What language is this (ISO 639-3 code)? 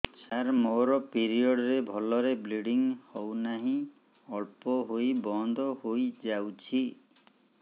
ori